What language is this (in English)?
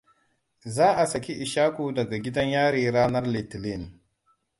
Hausa